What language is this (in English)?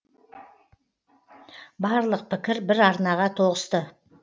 Kazakh